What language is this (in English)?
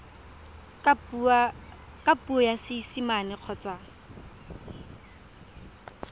Tswana